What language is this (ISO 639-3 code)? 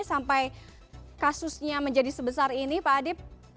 ind